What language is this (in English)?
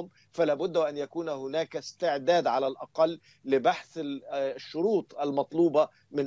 Arabic